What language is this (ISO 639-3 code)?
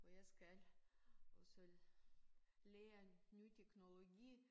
dan